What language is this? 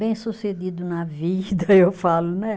Portuguese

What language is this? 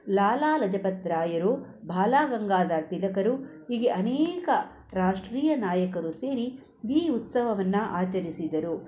Kannada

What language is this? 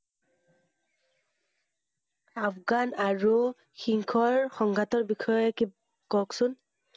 Assamese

